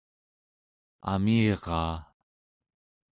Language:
Central Yupik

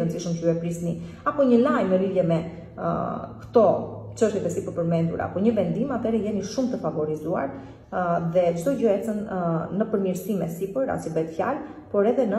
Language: Romanian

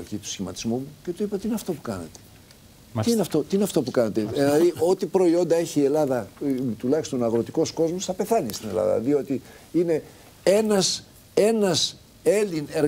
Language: Greek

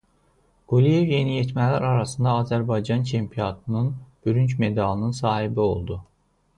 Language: Azerbaijani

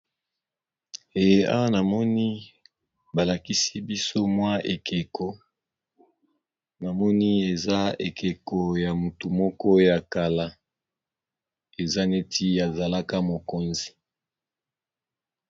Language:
Lingala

